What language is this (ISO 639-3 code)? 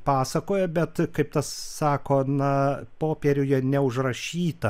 lit